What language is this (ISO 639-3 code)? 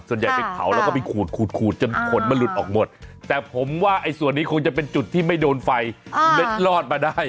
tha